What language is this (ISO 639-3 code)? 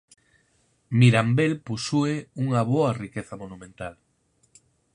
glg